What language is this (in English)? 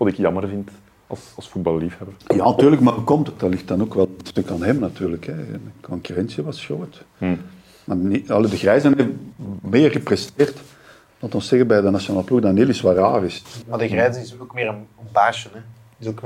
Dutch